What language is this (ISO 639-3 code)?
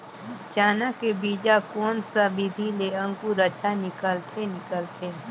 hne